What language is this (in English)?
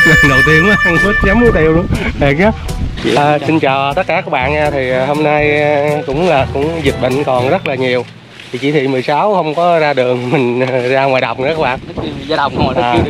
Vietnamese